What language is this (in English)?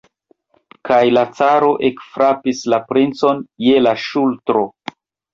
Esperanto